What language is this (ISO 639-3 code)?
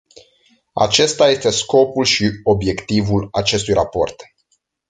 ron